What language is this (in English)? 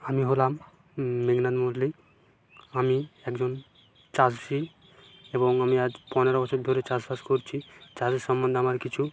Bangla